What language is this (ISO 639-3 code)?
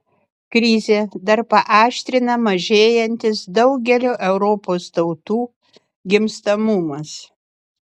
lit